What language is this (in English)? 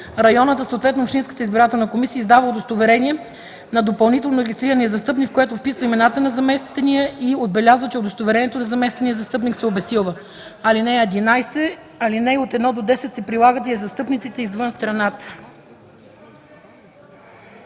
Bulgarian